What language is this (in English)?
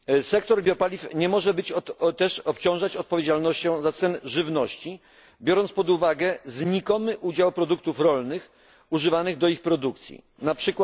Polish